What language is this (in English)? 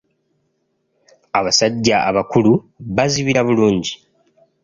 Ganda